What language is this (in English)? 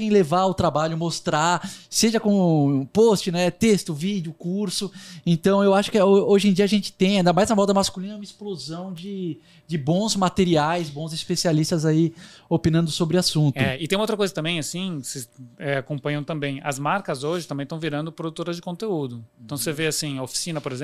Portuguese